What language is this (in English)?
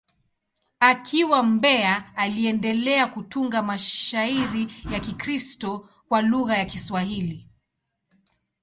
Swahili